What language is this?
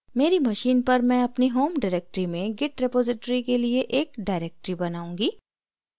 Hindi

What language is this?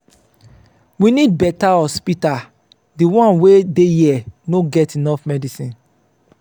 Nigerian Pidgin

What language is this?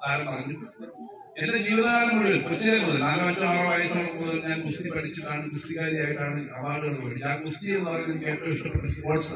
Malayalam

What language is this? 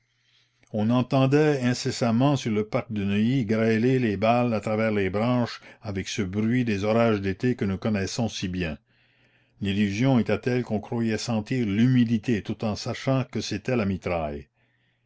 French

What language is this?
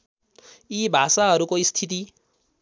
Nepali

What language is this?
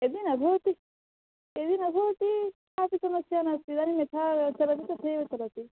Sanskrit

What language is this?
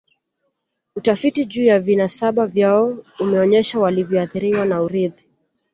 Swahili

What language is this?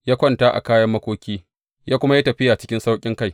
Hausa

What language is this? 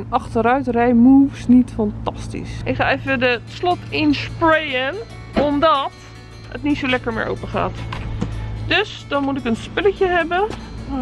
Dutch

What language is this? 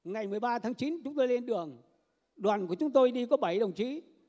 Vietnamese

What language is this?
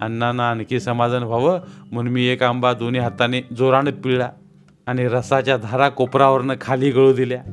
Marathi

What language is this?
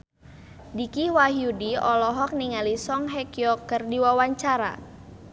Sundanese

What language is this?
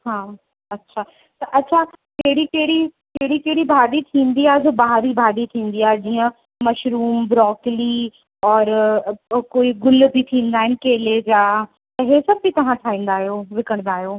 Sindhi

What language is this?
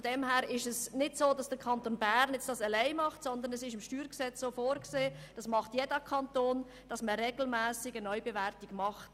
Swiss German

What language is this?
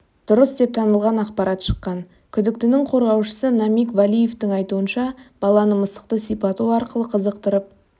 Kazakh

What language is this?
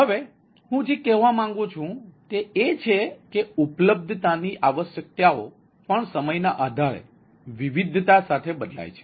Gujarati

